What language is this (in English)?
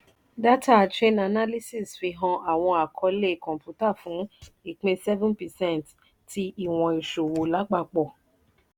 Yoruba